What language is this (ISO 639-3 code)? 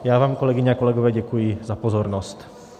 ces